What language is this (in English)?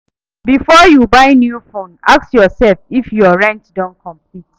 Nigerian Pidgin